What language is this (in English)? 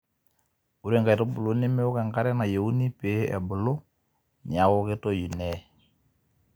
Masai